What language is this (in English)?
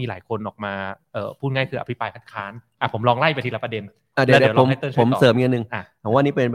Thai